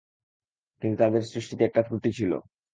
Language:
Bangla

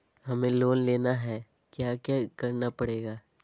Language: Magahi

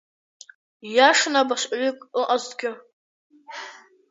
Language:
Abkhazian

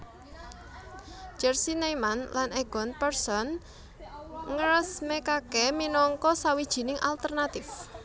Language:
Javanese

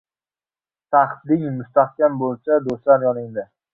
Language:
Uzbek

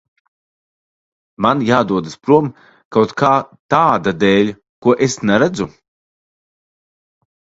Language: Latvian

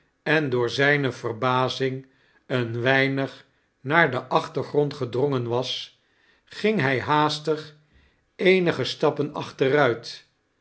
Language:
Dutch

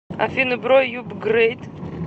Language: Russian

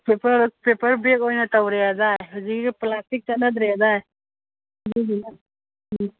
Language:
Manipuri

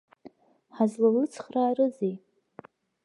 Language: Abkhazian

